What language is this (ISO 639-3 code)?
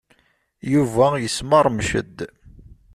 kab